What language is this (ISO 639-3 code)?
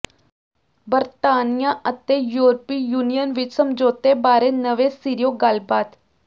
pan